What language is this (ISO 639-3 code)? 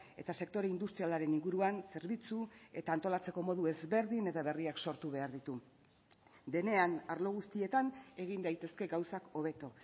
eus